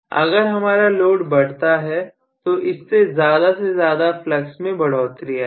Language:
Hindi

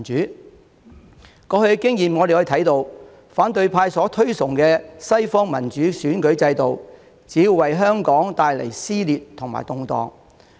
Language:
Cantonese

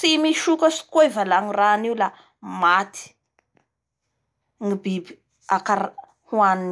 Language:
Bara Malagasy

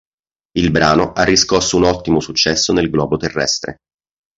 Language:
Italian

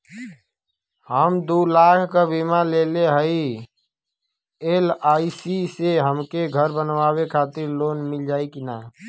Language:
Bhojpuri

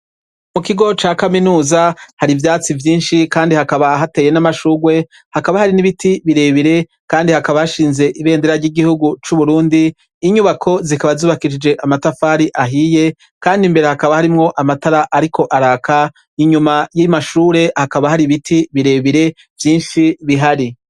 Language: Rundi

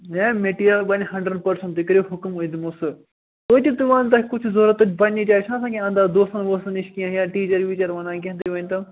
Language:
Kashmiri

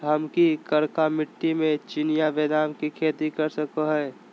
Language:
Magahi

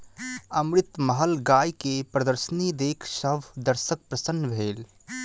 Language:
Maithili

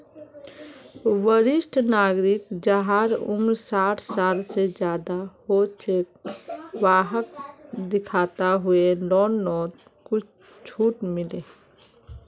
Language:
Magahi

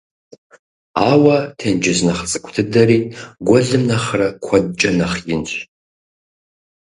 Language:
Kabardian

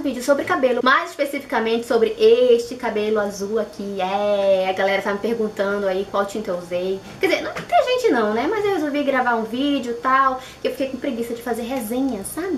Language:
Portuguese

